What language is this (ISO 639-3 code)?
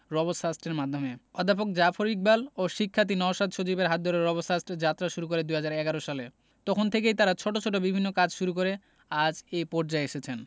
ben